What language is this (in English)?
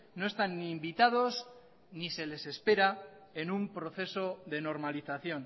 Spanish